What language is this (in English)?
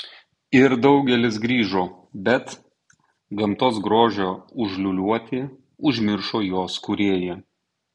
Lithuanian